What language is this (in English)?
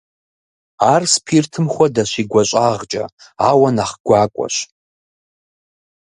Kabardian